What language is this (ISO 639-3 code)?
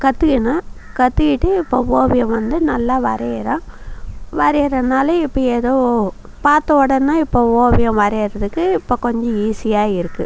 tam